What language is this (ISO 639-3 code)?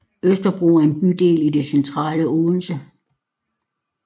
dan